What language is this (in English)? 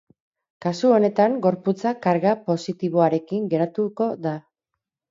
Basque